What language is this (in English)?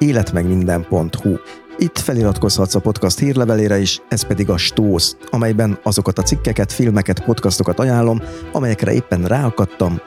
Hungarian